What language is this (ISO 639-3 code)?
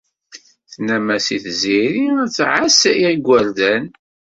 kab